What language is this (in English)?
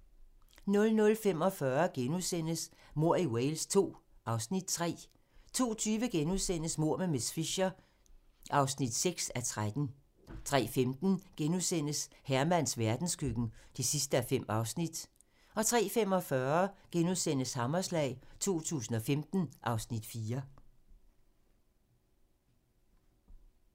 Danish